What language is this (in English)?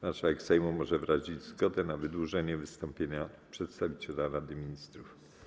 Polish